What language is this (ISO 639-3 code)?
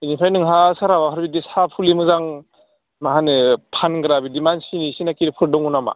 brx